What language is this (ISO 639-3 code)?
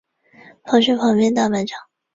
zho